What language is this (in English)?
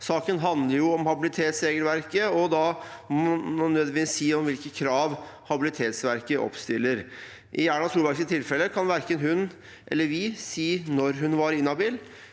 Norwegian